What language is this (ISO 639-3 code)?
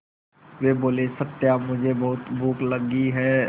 hin